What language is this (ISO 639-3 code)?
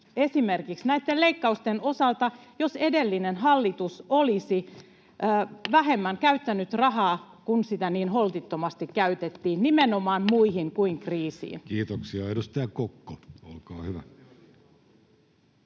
fin